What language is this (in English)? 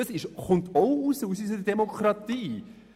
Swiss German